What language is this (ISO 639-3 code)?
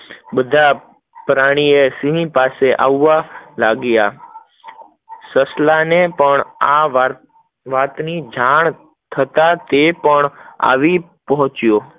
guj